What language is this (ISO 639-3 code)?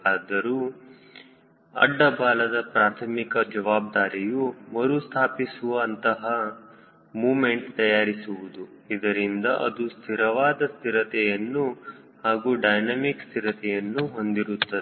kan